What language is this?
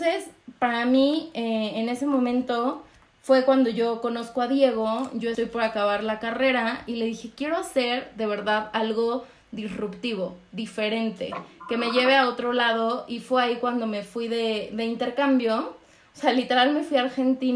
Spanish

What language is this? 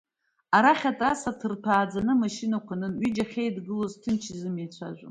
Abkhazian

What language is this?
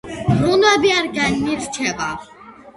Georgian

